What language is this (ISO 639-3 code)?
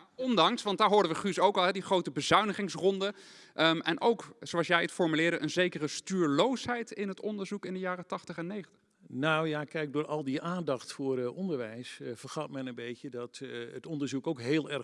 nld